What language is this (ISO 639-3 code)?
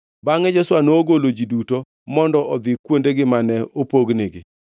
luo